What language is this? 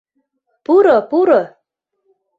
Mari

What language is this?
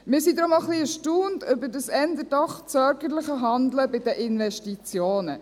Swiss German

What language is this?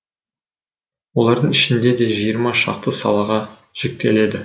Kazakh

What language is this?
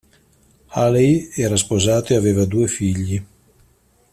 Italian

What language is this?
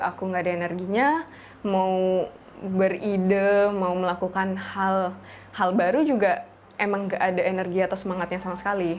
Indonesian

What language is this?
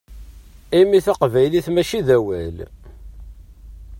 Kabyle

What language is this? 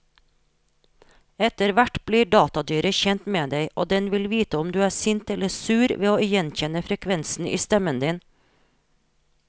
Norwegian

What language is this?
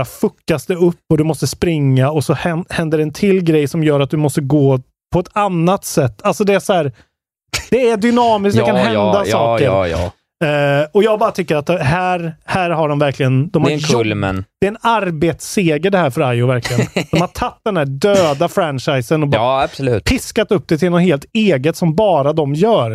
Swedish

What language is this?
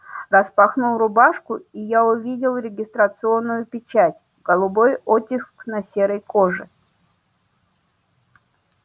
Russian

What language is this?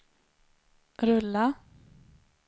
Swedish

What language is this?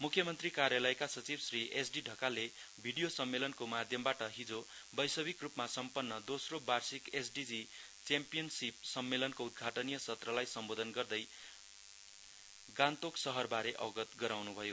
Nepali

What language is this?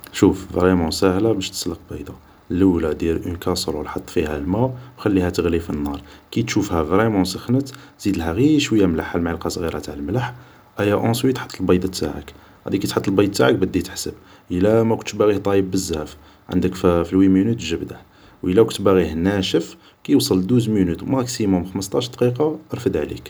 Algerian Arabic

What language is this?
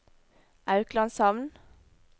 Norwegian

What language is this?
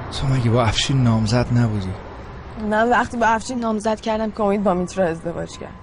Persian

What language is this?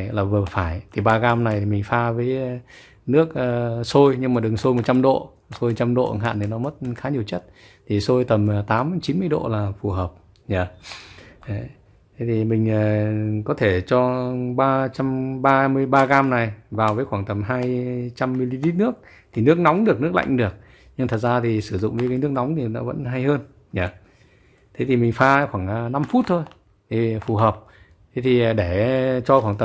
Vietnamese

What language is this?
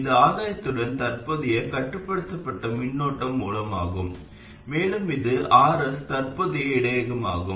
Tamil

